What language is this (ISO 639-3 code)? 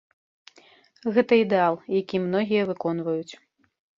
bel